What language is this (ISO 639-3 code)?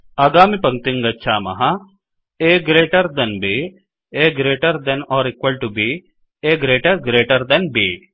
san